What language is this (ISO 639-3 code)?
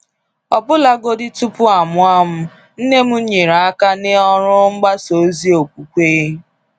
ibo